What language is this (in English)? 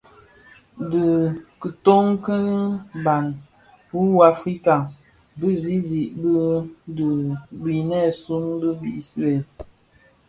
Bafia